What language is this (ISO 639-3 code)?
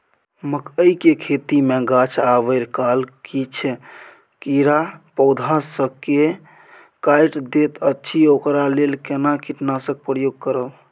mai